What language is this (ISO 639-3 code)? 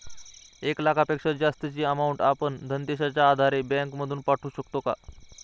mar